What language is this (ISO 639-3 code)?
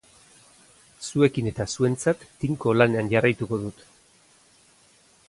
eus